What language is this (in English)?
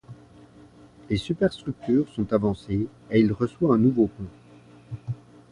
French